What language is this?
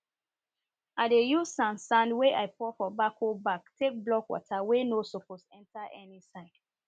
Nigerian Pidgin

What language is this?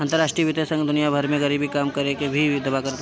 Bhojpuri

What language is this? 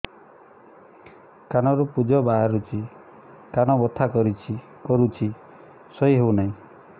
Odia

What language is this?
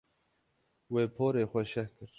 Kurdish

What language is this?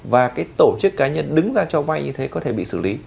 Vietnamese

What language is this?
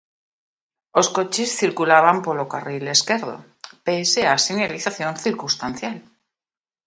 Galician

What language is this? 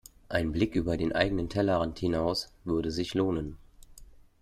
German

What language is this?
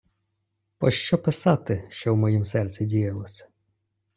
Ukrainian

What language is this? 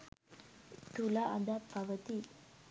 Sinhala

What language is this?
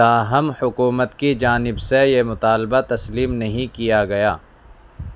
Urdu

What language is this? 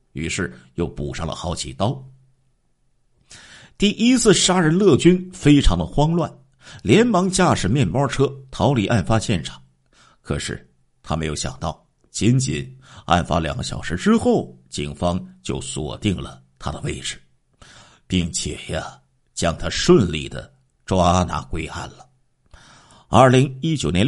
Chinese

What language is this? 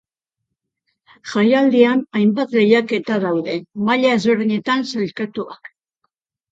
Basque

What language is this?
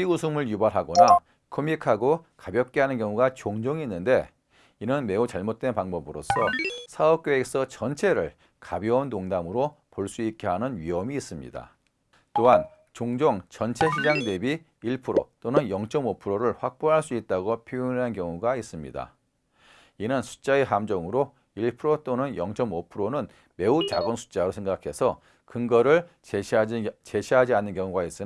Korean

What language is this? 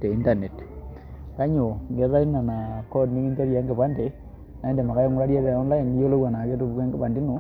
Masai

